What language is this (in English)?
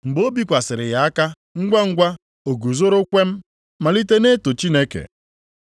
Igbo